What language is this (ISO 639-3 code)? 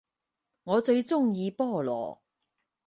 yue